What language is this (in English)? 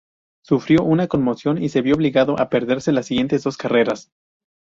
Spanish